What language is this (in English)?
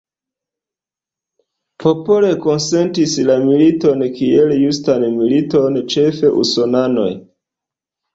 Esperanto